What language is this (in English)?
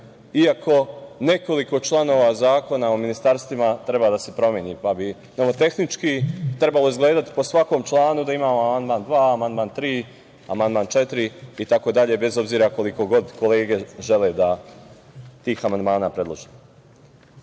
Serbian